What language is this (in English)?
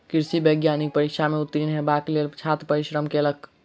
Maithili